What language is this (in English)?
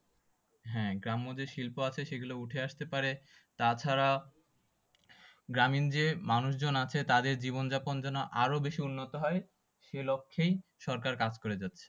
Bangla